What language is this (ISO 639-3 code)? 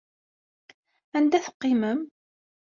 kab